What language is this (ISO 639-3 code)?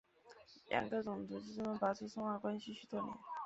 zho